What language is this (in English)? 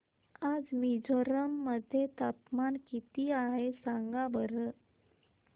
Marathi